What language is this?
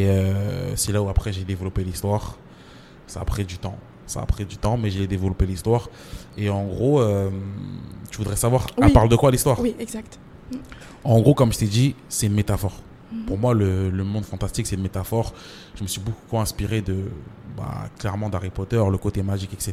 French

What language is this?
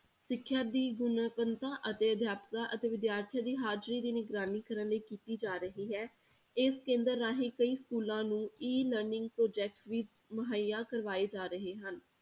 Punjabi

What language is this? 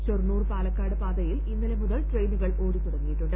Malayalam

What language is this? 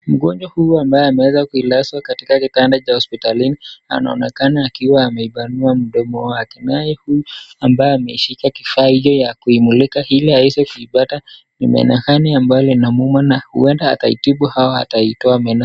Swahili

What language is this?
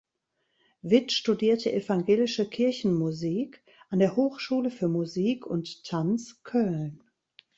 German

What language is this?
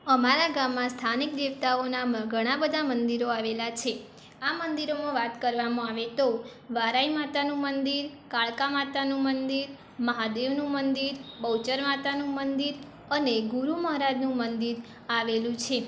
Gujarati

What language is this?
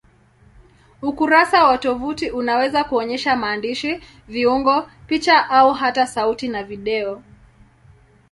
Swahili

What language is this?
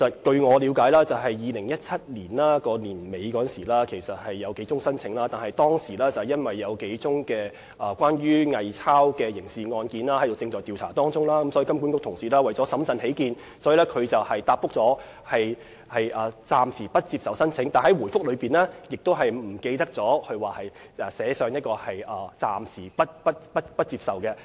Cantonese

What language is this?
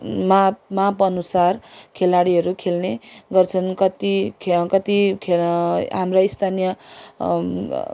Nepali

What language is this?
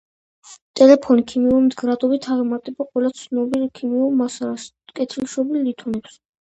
Georgian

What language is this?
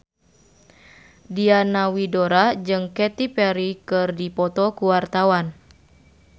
Sundanese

